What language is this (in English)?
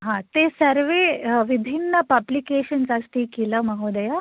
Sanskrit